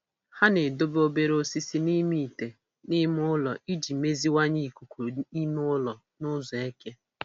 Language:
Igbo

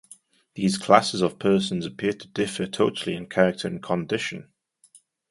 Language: English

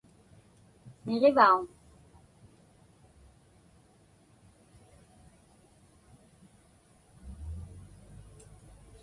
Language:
Inupiaq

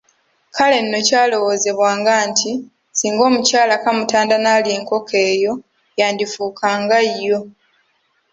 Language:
Ganda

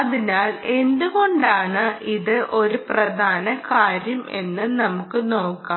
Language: Malayalam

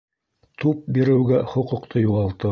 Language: Bashkir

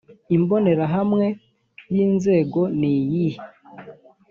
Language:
Kinyarwanda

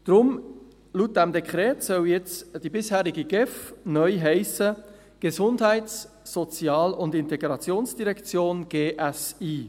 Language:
Swiss German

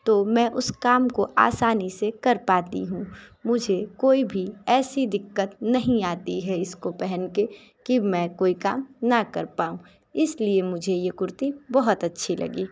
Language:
Hindi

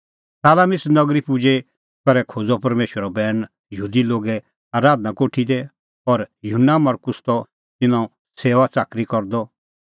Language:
Kullu Pahari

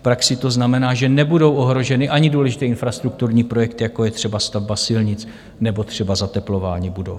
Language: Czech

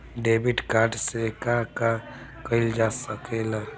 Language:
Bhojpuri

